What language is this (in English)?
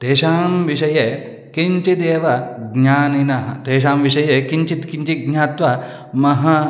Sanskrit